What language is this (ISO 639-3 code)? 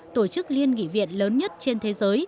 vie